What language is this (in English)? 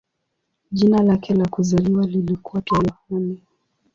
Swahili